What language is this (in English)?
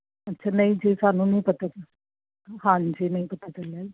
Punjabi